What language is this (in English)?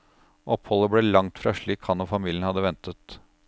Norwegian